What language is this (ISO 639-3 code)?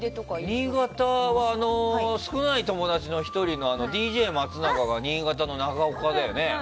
jpn